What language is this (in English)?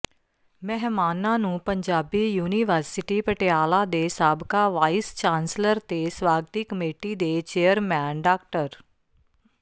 Punjabi